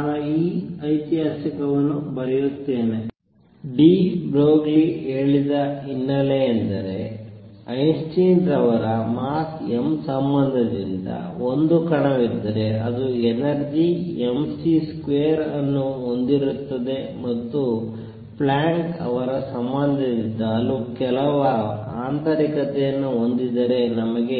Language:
Kannada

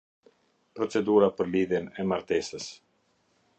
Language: Albanian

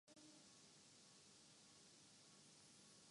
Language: Urdu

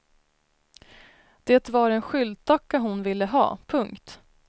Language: Swedish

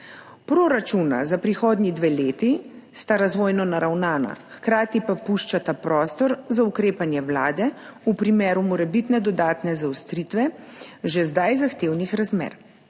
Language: Slovenian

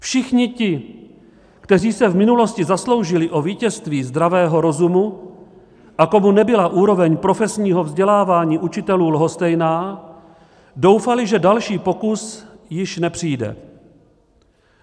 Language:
Czech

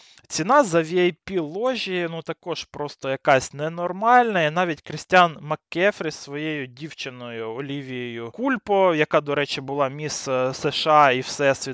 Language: Ukrainian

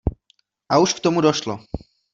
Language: Czech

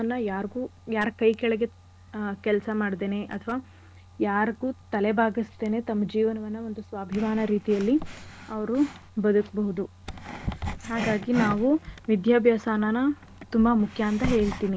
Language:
Kannada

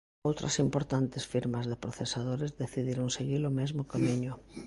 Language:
Galician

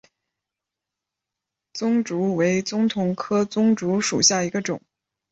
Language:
Chinese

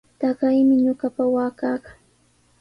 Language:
Sihuas Ancash Quechua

